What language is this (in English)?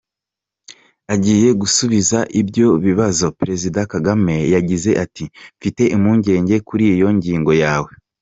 Kinyarwanda